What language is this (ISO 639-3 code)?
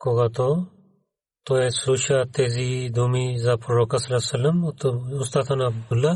bul